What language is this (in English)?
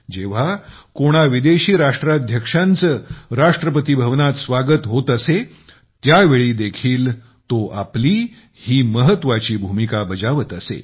Marathi